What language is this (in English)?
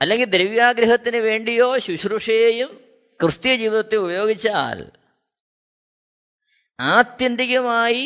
Malayalam